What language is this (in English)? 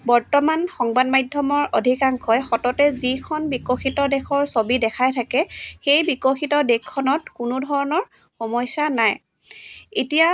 Assamese